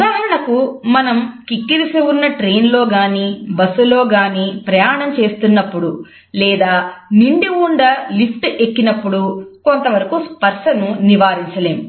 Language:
Telugu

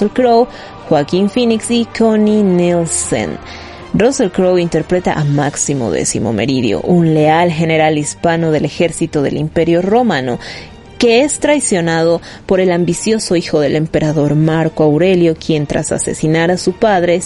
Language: Spanish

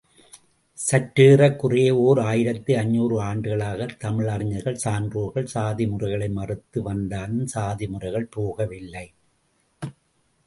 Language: Tamil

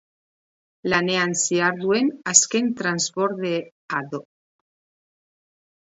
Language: Basque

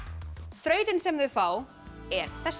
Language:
Icelandic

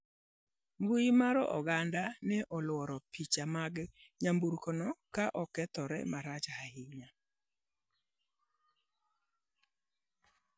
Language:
Luo (Kenya and Tanzania)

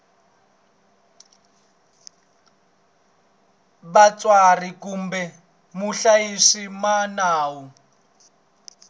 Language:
Tsonga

